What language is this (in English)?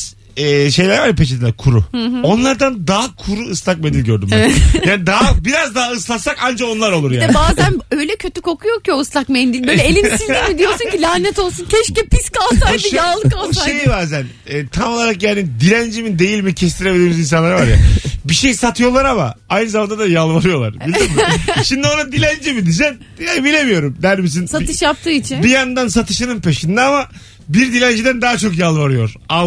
Turkish